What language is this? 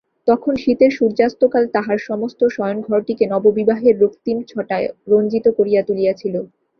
Bangla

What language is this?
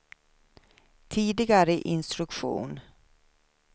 Swedish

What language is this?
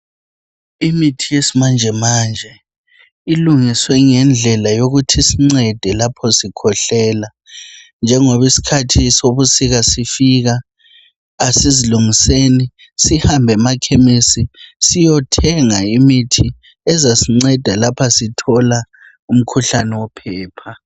North Ndebele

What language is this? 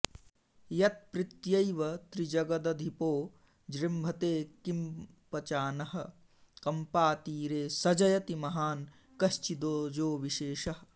Sanskrit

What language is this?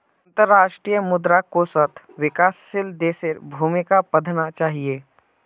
Magahi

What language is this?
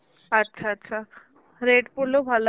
Bangla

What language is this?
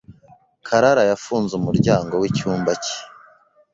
Kinyarwanda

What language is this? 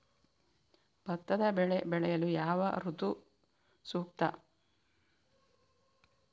Kannada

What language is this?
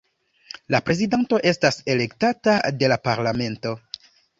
Esperanto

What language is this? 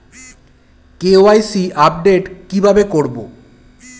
Bangla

